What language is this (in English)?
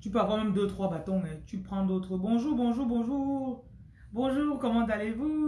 French